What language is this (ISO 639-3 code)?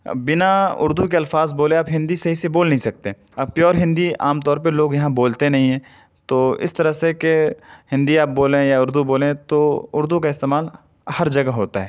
urd